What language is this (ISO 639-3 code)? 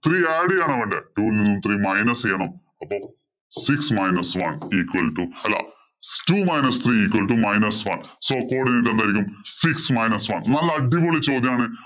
mal